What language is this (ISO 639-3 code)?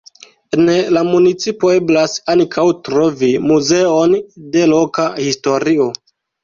epo